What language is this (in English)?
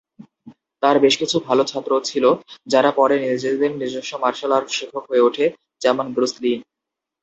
Bangla